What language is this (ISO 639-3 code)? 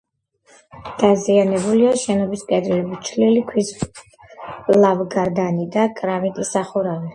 kat